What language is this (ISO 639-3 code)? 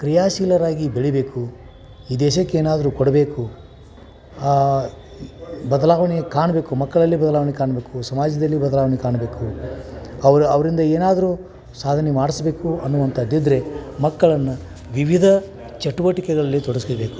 kan